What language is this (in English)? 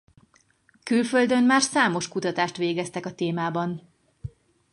Hungarian